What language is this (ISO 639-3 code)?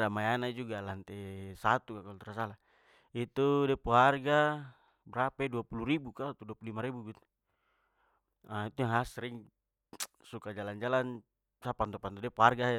pmy